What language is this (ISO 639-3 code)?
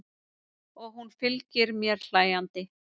isl